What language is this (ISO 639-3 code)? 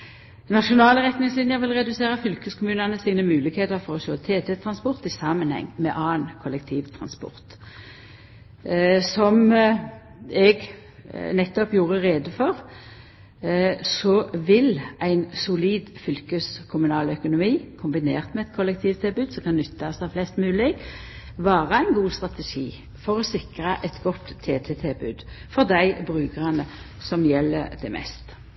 nno